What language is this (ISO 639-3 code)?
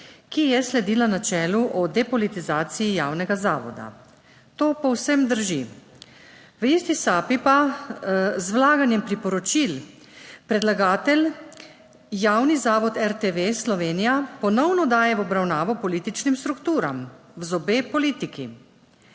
slv